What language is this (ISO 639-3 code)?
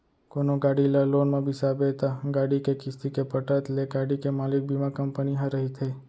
hne